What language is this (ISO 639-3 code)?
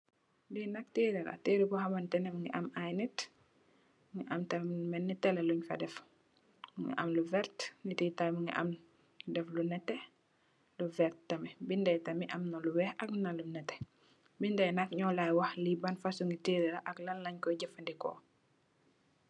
wol